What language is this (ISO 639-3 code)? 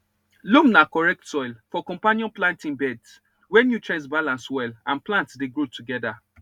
pcm